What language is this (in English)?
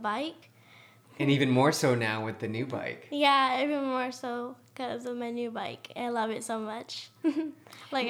English